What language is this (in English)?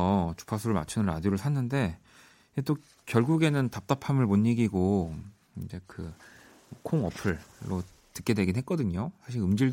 Korean